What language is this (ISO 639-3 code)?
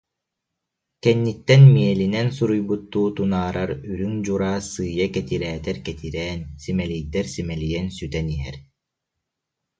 sah